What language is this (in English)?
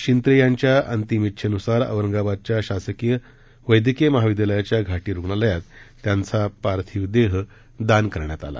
Marathi